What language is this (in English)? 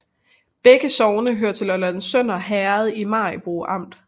Danish